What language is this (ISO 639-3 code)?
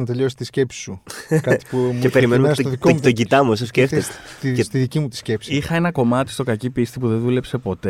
ell